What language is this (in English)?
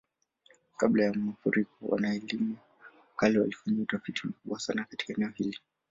Swahili